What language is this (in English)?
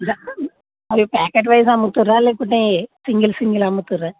Telugu